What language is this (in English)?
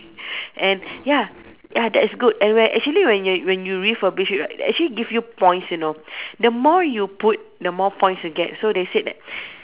English